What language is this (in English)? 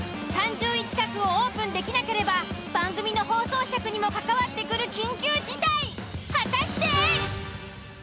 Japanese